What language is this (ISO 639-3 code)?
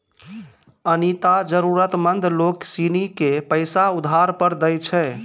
mai